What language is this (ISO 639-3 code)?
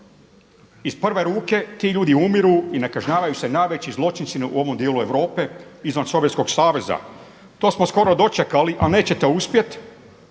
hrv